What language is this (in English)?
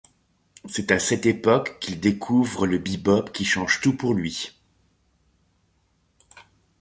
French